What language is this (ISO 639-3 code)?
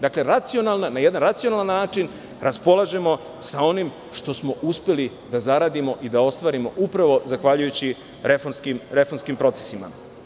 srp